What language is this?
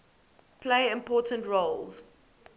English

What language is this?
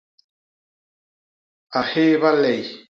Basaa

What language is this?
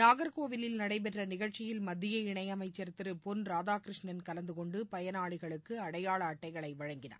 Tamil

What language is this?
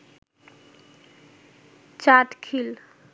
Bangla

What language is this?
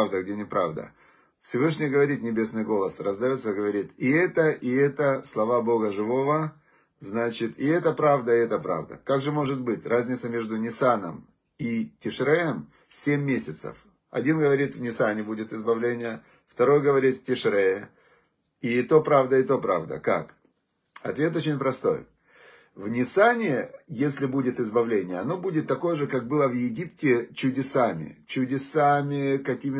Russian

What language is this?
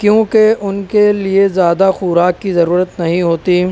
Urdu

